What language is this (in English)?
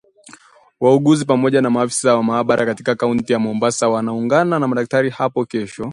Swahili